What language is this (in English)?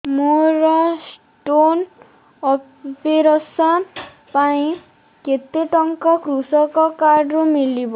Odia